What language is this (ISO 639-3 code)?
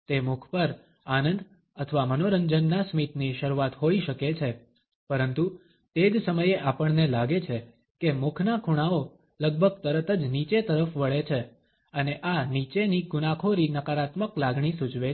guj